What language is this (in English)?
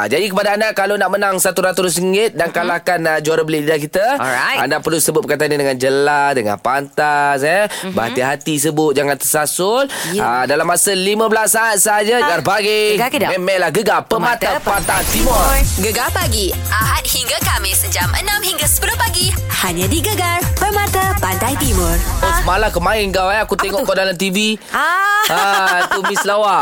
Malay